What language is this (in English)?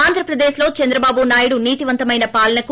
Telugu